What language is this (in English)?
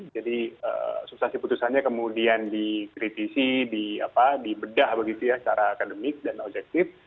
Indonesian